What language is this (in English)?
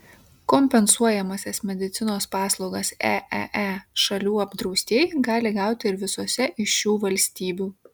Lithuanian